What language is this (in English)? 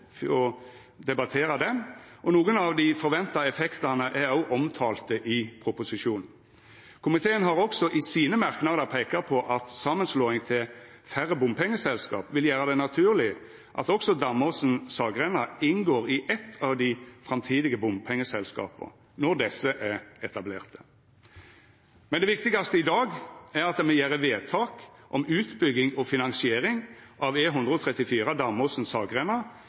Norwegian Nynorsk